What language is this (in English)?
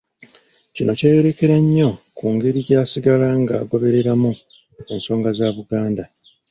Ganda